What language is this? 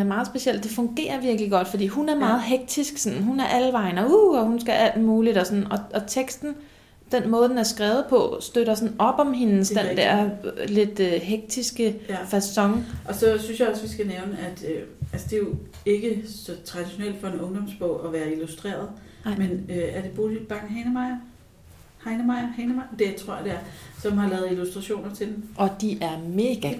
Danish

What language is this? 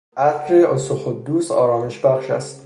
Persian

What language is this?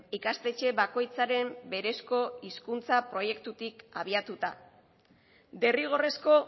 Basque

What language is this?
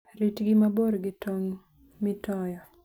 Luo (Kenya and Tanzania)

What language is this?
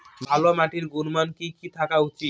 Bangla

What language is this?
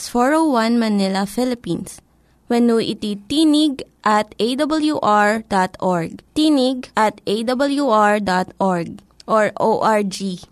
Filipino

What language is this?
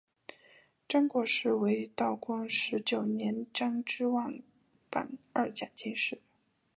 Chinese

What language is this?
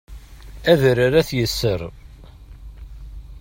Kabyle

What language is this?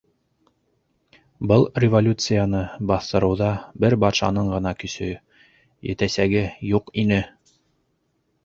Bashkir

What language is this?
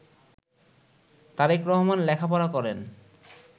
Bangla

